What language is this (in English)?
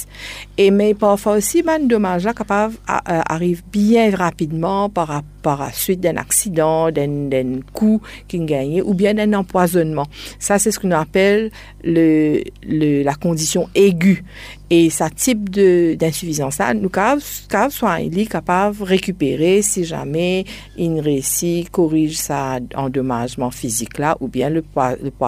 French